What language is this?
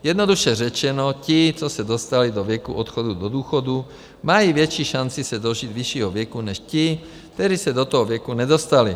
Czech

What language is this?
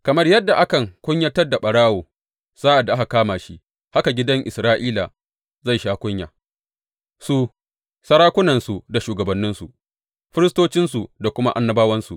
Hausa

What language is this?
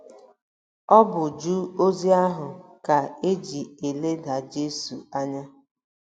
Igbo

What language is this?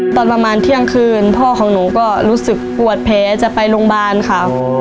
Thai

